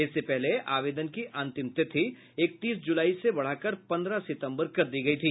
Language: Hindi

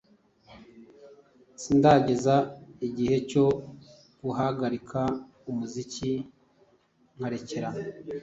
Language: Kinyarwanda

